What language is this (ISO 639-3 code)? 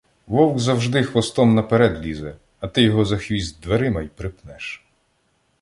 ukr